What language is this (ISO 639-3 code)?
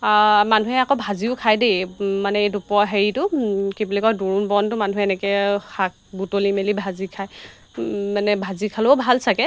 asm